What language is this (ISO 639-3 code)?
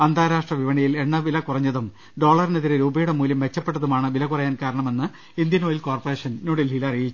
mal